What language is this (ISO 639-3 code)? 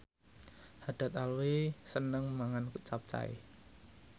jav